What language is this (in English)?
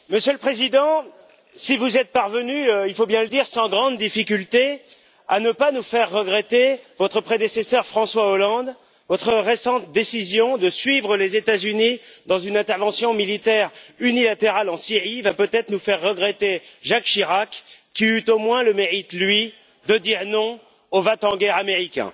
French